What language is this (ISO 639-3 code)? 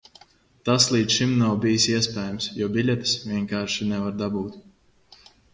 lav